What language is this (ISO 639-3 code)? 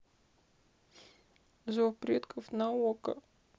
rus